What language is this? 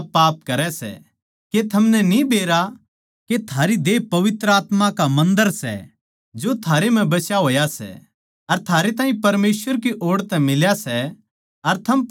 Haryanvi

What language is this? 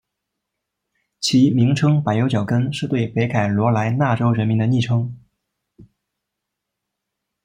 Chinese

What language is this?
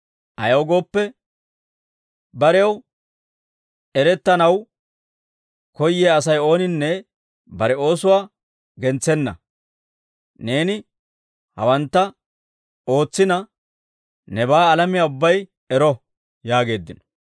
Dawro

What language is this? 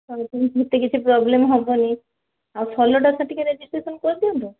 Odia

